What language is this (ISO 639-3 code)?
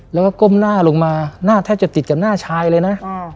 tha